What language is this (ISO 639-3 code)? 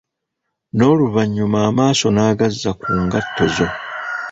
lug